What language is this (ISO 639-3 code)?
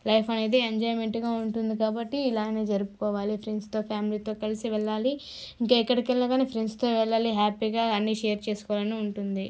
tel